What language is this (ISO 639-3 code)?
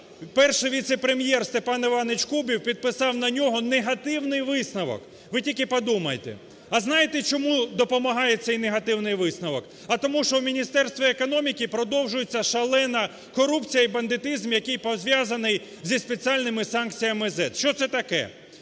ukr